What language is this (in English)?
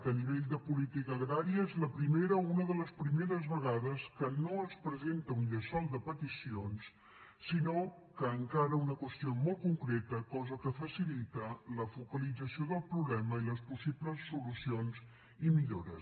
Catalan